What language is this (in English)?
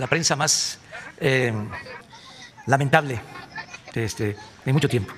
Spanish